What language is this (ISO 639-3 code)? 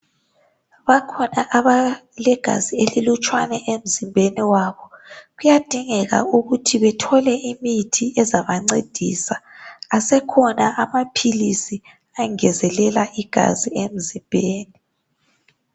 nde